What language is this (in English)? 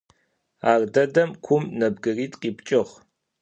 Adyghe